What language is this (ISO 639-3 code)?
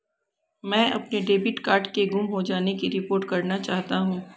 hin